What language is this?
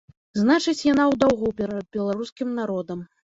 Belarusian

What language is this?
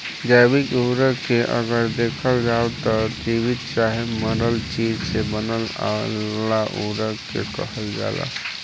Bhojpuri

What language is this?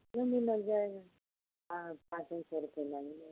Hindi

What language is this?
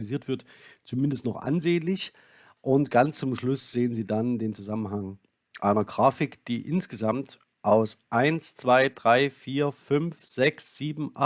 German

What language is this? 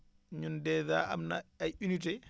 Wolof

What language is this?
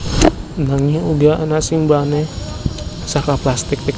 Javanese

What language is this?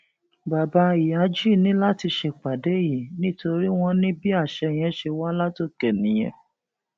Yoruba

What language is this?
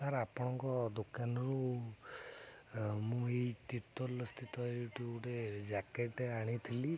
Odia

